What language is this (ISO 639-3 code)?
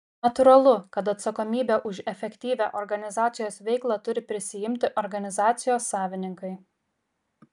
lit